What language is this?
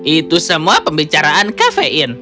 Indonesian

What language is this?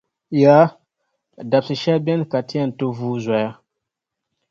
Dagbani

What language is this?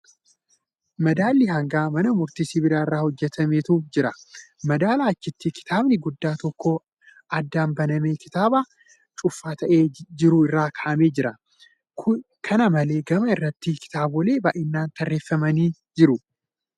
Oromo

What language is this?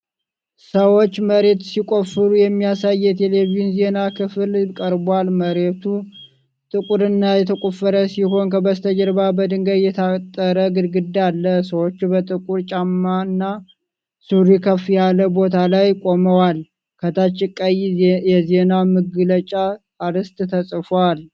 Amharic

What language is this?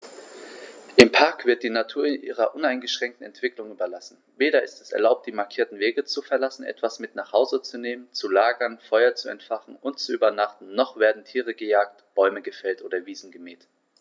German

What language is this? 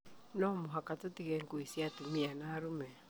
Kikuyu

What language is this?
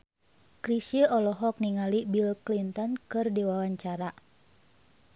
Sundanese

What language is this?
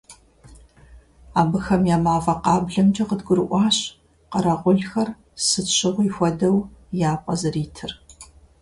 Kabardian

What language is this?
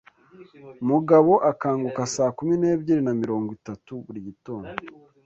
Kinyarwanda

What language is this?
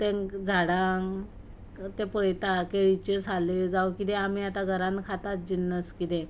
Konkani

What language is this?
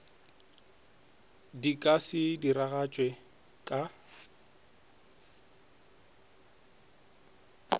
Northern Sotho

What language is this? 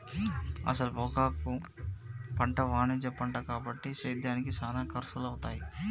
Telugu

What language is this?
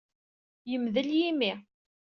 Kabyle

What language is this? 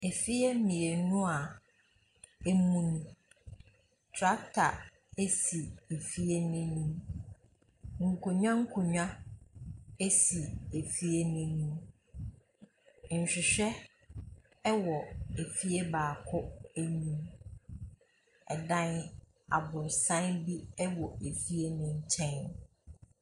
Akan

